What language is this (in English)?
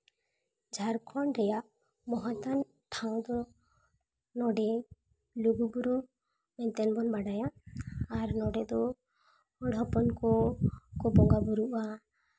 Santali